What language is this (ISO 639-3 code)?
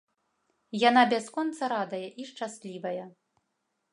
bel